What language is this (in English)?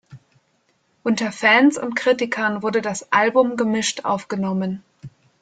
German